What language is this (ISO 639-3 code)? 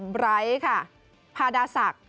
tha